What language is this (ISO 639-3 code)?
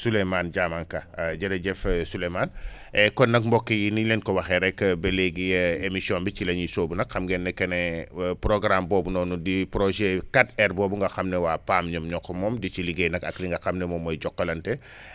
wol